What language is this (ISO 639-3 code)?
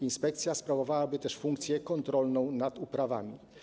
pol